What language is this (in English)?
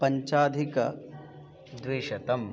Sanskrit